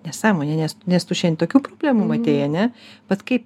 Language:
Lithuanian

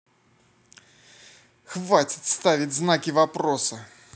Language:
Russian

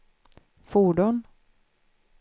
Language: Swedish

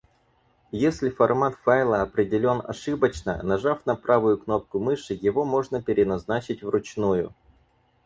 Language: Russian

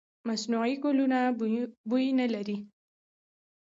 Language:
Pashto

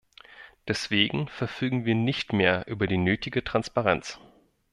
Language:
German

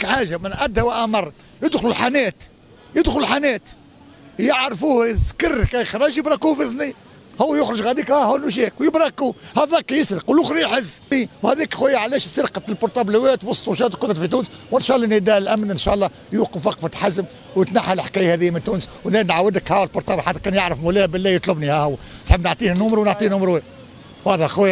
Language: Arabic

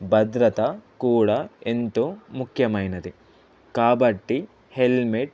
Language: Telugu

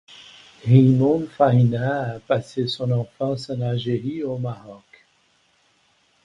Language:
French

